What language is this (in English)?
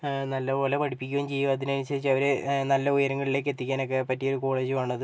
Malayalam